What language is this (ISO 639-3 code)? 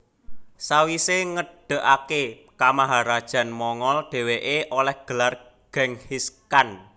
jav